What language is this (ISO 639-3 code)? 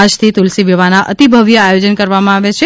guj